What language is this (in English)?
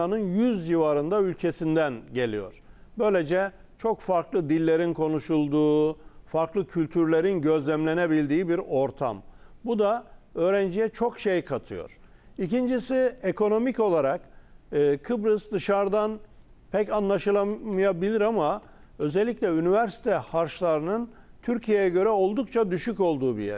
Turkish